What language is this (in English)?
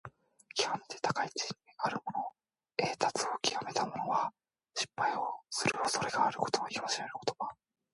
Japanese